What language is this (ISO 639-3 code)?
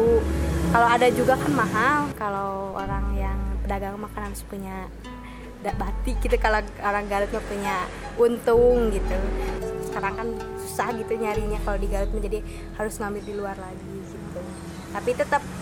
ind